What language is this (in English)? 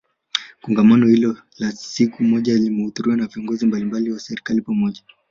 Swahili